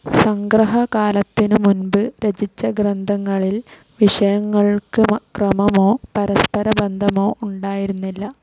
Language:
Malayalam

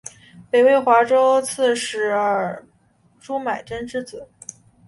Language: Chinese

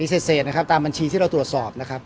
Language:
Thai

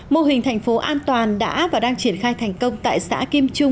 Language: Vietnamese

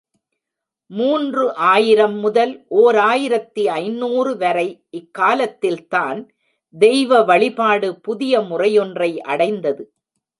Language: Tamil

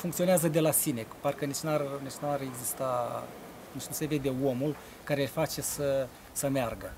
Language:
Romanian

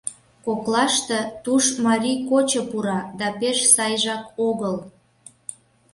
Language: Mari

